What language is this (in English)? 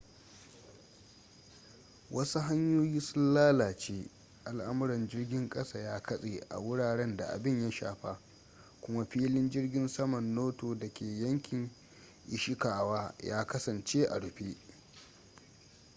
Hausa